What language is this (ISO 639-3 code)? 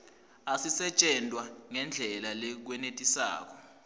ssw